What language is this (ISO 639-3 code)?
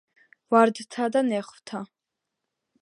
kat